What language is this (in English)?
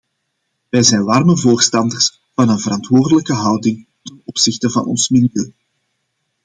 Dutch